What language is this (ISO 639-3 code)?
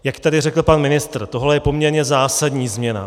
ces